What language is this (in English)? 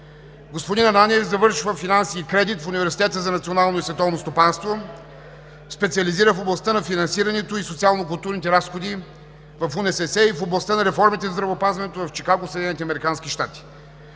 Bulgarian